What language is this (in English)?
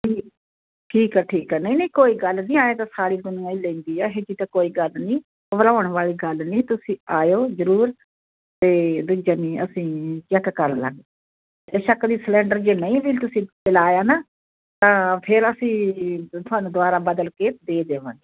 Punjabi